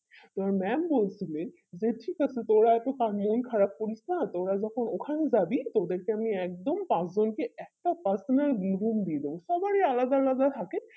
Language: Bangla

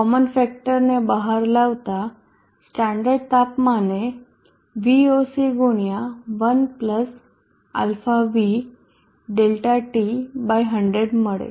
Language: Gujarati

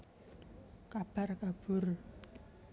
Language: Javanese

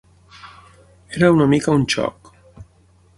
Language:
Catalan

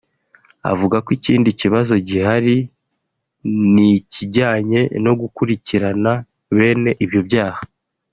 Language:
Kinyarwanda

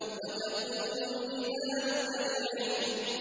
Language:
Arabic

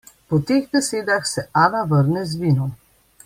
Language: Slovenian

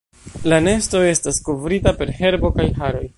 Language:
Esperanto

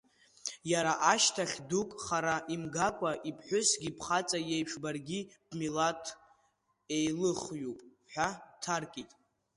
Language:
Abkhazian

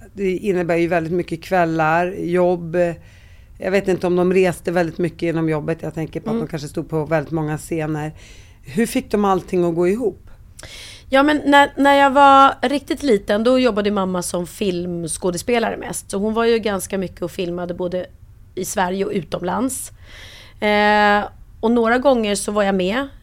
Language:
Swedish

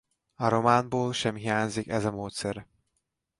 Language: Hungarian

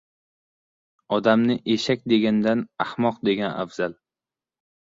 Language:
Uzbek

